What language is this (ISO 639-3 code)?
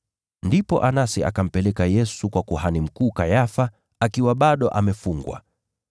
swa